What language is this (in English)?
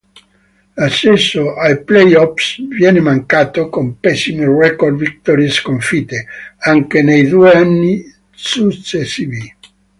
Italian